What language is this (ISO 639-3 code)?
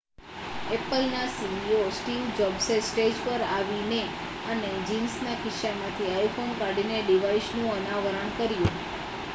guj